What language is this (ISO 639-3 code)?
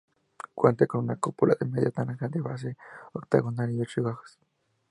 spa